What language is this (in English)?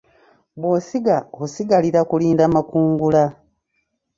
Ganda